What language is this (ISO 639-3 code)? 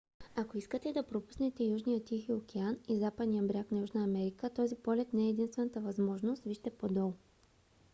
bul